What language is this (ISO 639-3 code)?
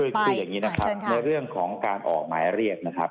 tha